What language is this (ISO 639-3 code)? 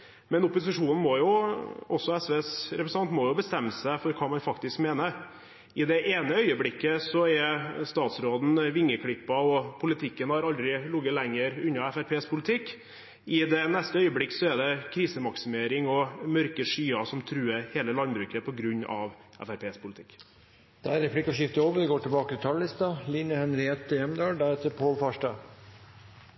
nor